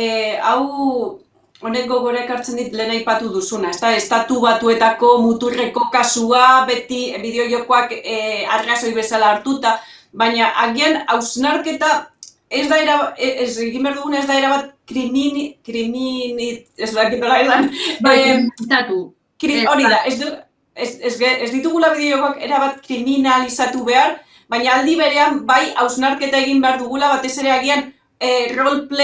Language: Spanish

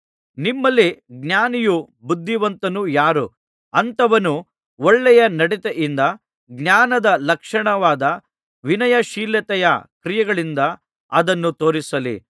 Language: Kannada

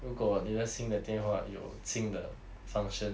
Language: English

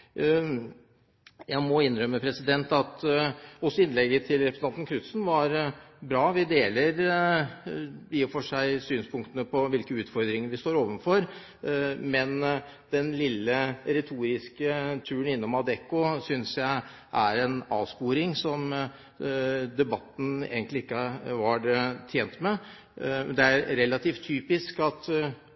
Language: Norwegian Bokmål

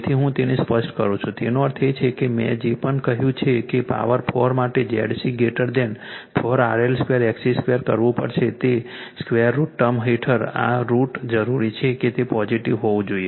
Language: Gujarati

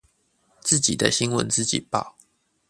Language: Chinese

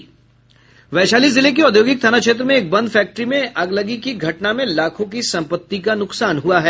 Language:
Hindi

